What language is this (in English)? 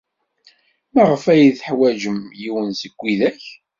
Kabyle